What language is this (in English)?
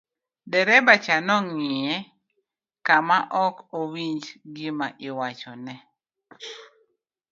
Luo (Kenya and Tanzania)